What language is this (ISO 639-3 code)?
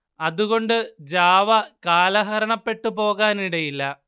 mal